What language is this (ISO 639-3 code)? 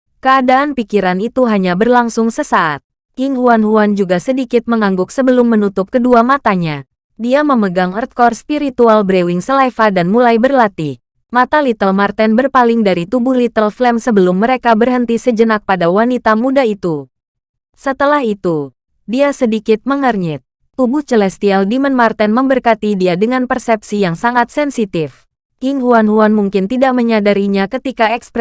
ind